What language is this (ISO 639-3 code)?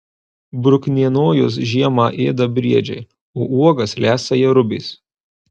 lit